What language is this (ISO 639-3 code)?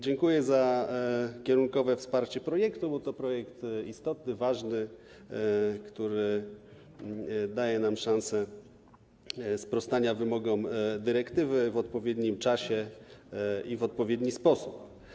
pol